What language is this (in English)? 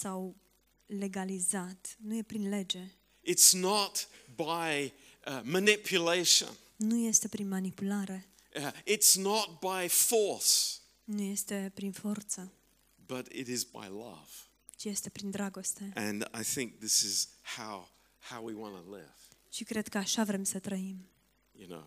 Romanian